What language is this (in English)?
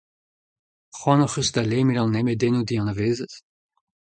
Breton